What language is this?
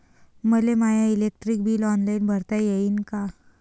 Marathi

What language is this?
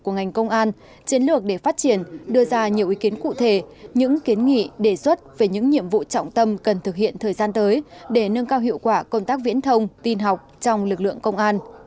Vietnamese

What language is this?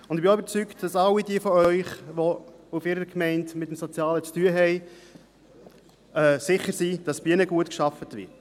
Swiss German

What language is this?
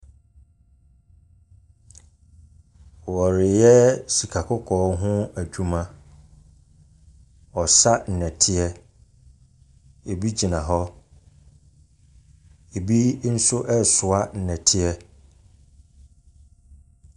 Akan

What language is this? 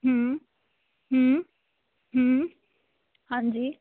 Punjabi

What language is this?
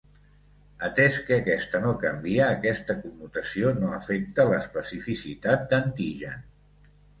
Catalan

